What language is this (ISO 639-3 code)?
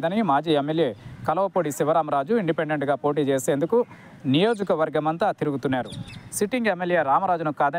tel